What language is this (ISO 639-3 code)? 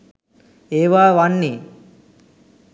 sin